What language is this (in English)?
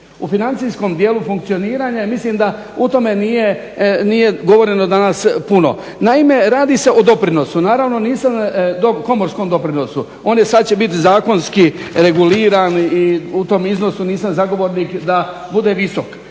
Croatian